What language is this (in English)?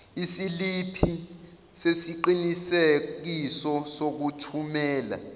Zulu